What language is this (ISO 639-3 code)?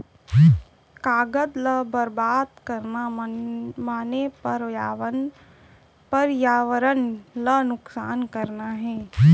hne